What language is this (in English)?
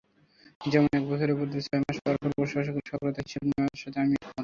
Bangla